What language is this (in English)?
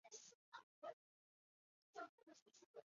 Chinese